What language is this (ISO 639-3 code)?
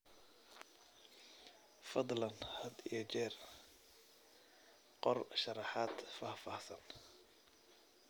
som